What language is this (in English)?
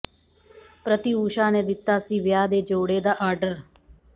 Punjabi